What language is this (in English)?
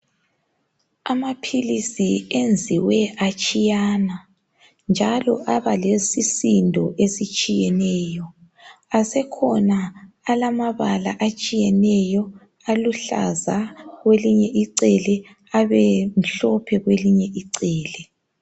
North Ndebele